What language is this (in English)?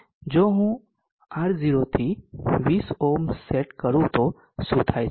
Gujarati